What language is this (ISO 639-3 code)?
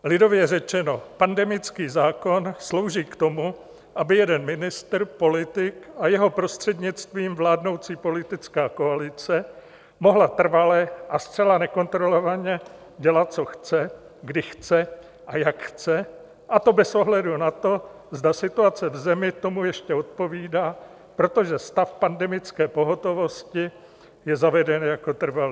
ces